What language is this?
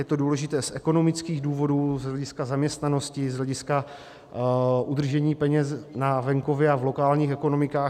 Czech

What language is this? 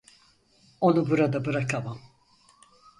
Turkish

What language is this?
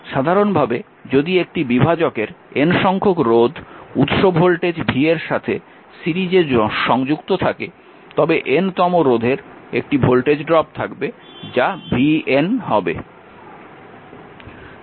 Bangla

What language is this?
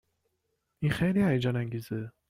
Persian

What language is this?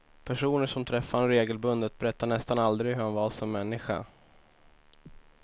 Swedish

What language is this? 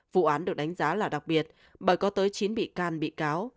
Vietnamese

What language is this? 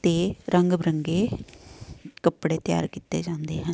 Punjabi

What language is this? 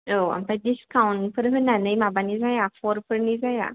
Bodo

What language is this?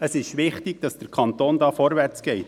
Swiss German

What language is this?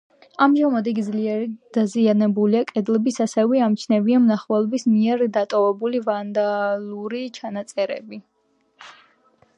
Georgian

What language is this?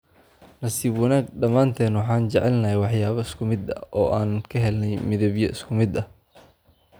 Somali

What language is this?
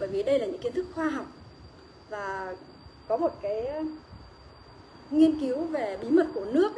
Vietnamese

